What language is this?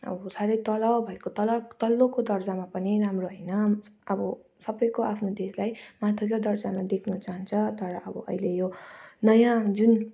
Nepali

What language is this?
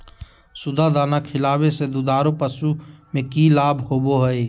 Magahi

